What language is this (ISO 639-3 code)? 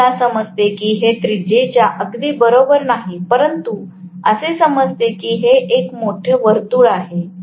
mar